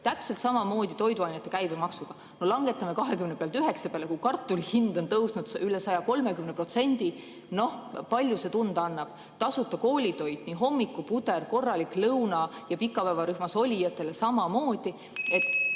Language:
Estonian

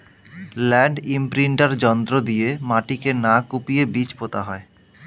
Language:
Bangla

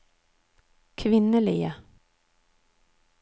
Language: Norwegian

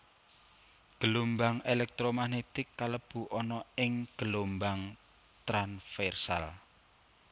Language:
Javanese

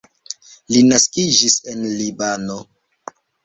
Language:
Esperanto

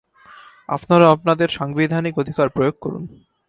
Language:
Bangla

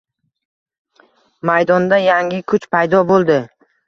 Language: Uzbek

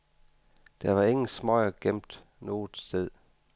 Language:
Danish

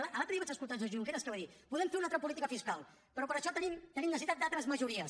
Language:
Catalan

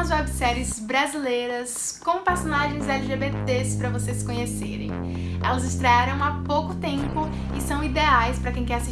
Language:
Portuguese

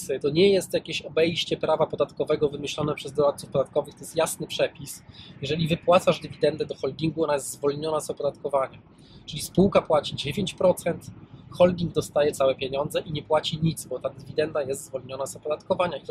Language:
Polish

